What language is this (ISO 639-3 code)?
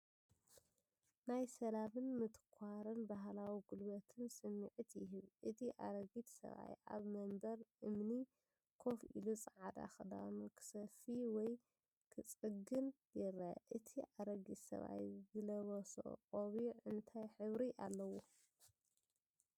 tir